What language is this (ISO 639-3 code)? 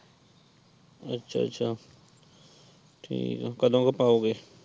pan